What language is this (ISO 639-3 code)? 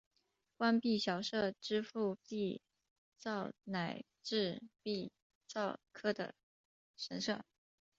zho